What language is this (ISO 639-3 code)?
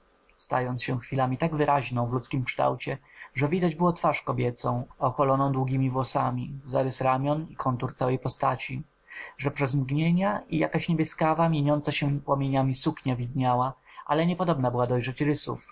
pol